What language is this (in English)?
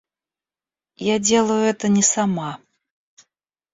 Russian